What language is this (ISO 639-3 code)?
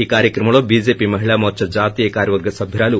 tel